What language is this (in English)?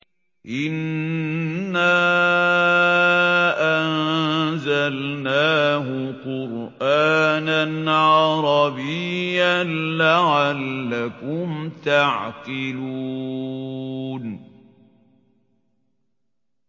Arabic